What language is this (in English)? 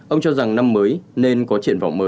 Vietnamese